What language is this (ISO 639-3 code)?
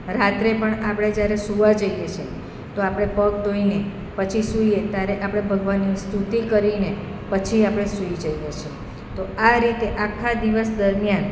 guj